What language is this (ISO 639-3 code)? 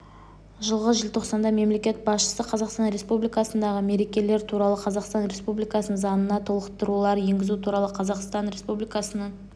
kaz